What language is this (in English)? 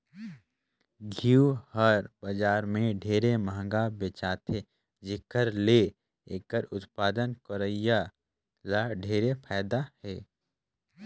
Chhattisgarhi